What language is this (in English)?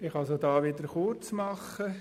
Swiss German